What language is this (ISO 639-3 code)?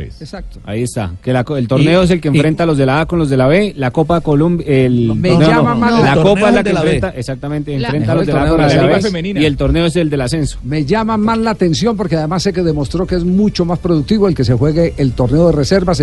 spa